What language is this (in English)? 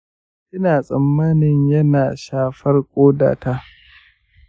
Hausa